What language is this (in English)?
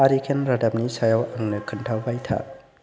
Bodo